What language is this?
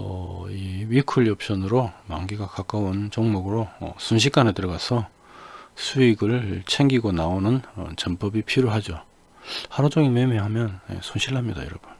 Korean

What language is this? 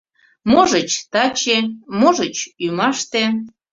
Mari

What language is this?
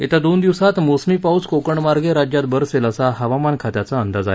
Marathi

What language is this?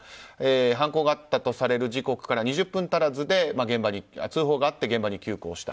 Japanese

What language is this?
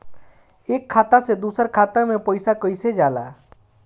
Bhojpuri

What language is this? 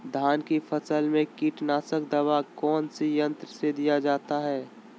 Magahi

